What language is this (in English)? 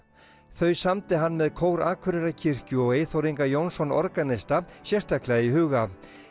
Icelandic